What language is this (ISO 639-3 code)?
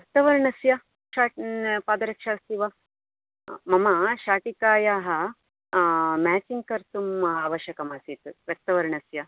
san